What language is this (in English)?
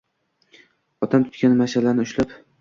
Uzbek